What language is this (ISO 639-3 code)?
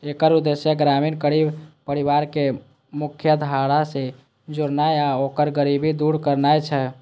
mai